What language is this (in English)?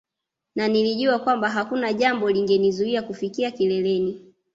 Swahili